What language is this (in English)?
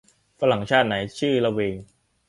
Thai